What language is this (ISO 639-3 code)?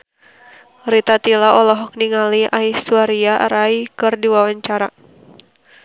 sun